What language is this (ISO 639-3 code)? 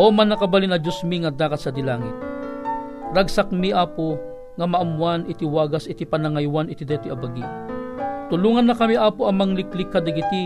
fil